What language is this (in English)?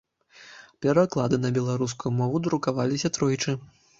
Belarusian